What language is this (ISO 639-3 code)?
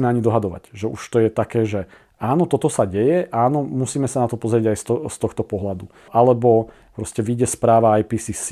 slk